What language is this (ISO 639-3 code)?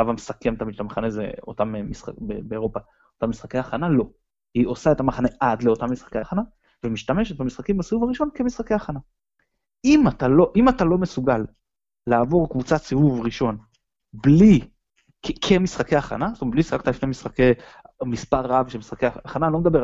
heb